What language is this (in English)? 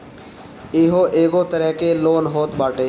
Bhojpuri